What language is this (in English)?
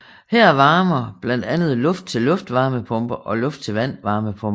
Danish